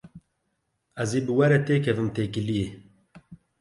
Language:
Kurdish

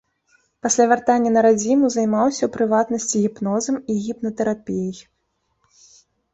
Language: Belarusian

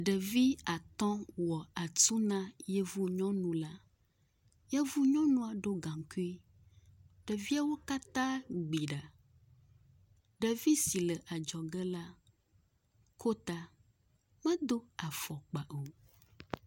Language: Ewe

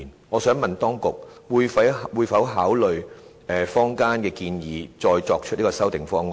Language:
Cantonese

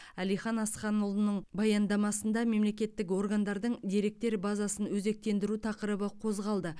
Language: Kazakh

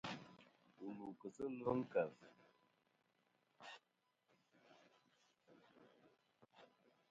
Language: Kom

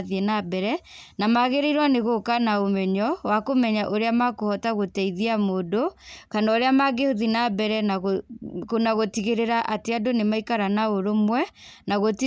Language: Kikuyu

